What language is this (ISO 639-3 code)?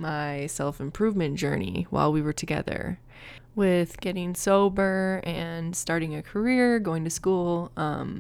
eng